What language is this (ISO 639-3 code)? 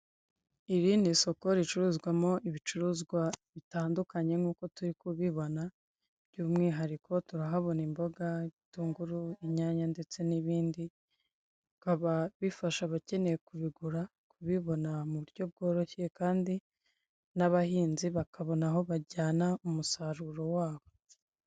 kin